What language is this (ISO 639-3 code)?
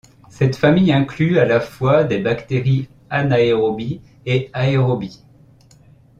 fra